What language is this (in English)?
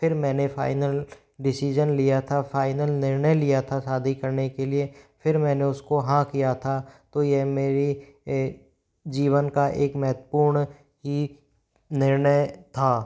Hindi